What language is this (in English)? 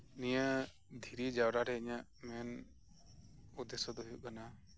Santali